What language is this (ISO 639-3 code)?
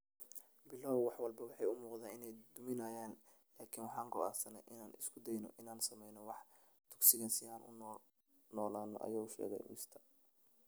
som